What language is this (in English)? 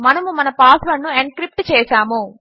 Telugu